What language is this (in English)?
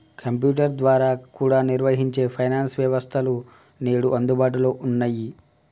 Telugu